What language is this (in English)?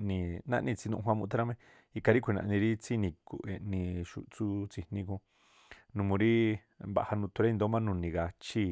Tlacoapa Me'phaa